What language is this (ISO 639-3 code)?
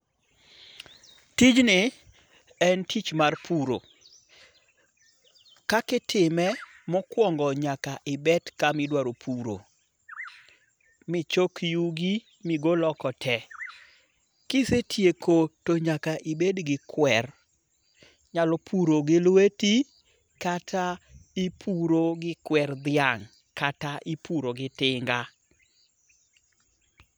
luo